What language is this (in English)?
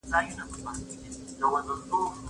Pashto